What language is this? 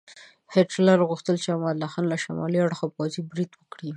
Pashto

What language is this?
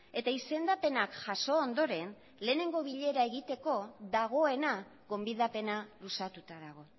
Basque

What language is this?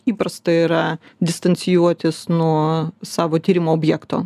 Lithuanian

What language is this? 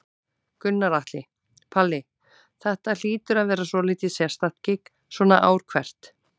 Icelandic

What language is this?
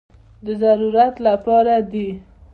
Pashto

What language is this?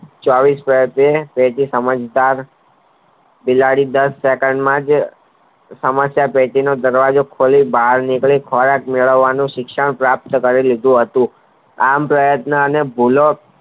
Gujarati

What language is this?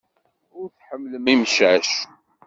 Kabyle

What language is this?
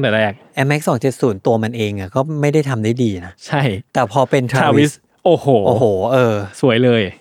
Thai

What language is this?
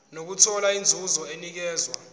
Zulu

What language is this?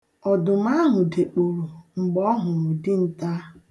Igbo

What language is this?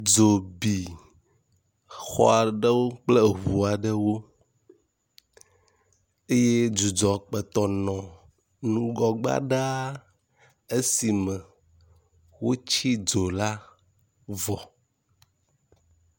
Ewe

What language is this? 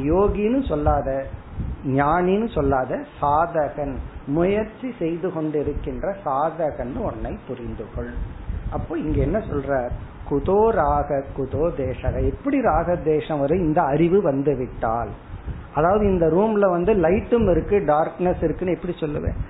Tamil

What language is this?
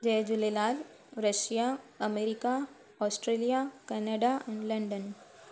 Sindhi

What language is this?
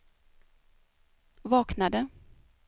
Swedish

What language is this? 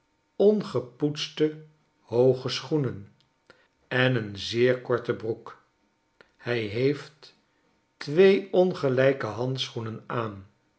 Dutch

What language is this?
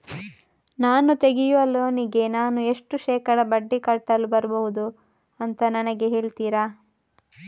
Kannada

